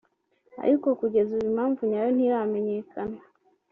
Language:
Kinyarwanda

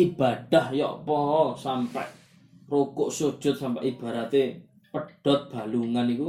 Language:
Malay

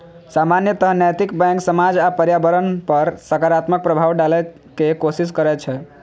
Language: Maithili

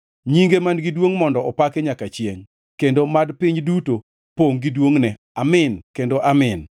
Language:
Luo (Kenya and Tanzania)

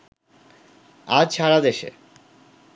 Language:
Bangla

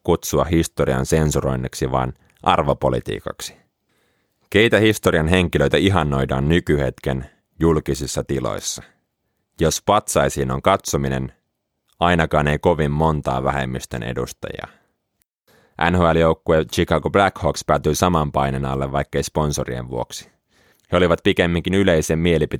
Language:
Finnish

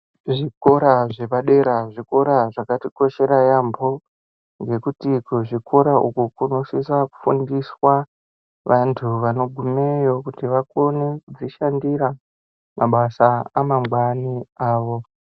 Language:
Ndau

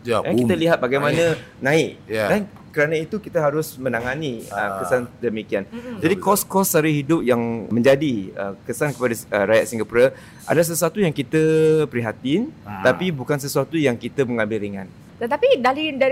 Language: Malay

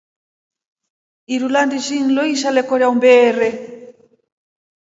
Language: Rombo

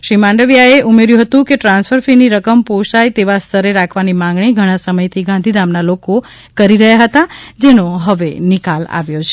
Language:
Gujarati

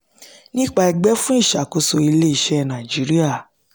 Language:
Yoruba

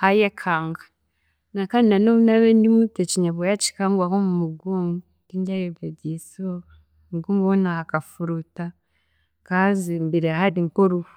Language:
Chiga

